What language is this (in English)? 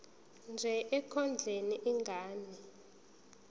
Zulu